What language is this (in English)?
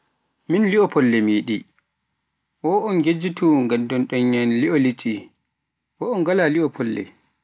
Pular